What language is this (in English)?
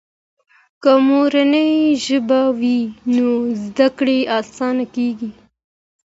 Pashto